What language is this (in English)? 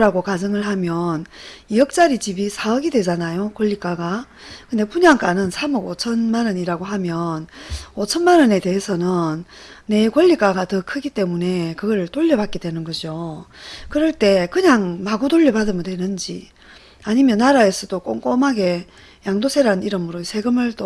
Korean